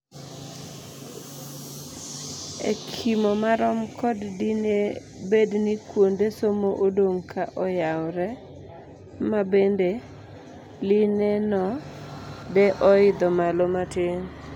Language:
Luo (Kenya and Tanzania)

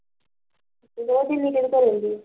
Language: Punjabi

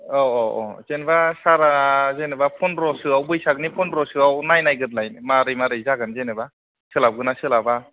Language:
Bodo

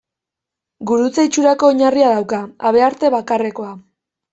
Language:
Basque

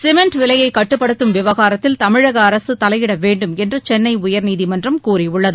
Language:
Tamil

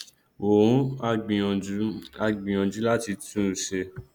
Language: Yoruba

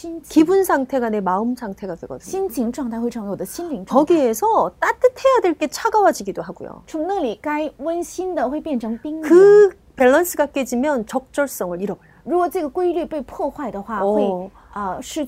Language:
Korean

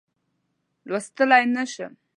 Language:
Pashto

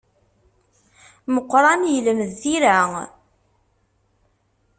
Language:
Kabyle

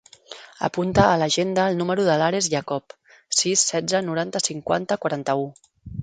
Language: Catalan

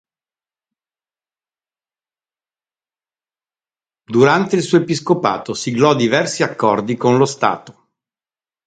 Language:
Italian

